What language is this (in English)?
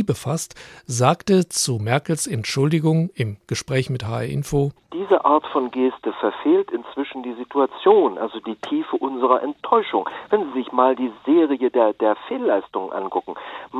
German